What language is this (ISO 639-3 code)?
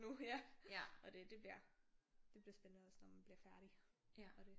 dan